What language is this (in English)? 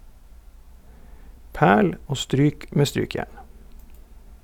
Norwegian